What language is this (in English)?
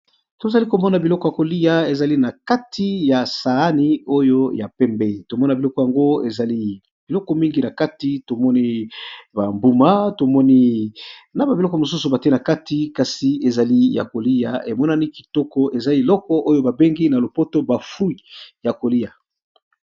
Lingala